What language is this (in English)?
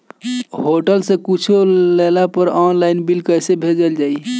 Bhojpuri